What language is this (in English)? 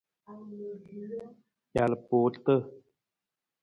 Nawdm